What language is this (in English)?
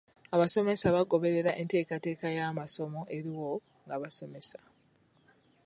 Ganda